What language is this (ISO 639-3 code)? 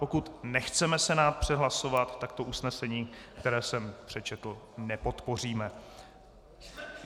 ces